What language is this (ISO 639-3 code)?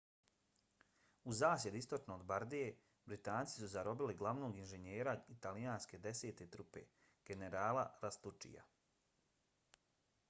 bos